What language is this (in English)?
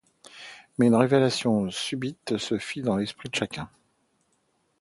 French